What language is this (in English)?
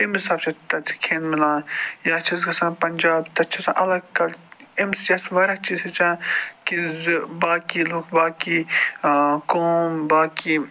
Kashmiri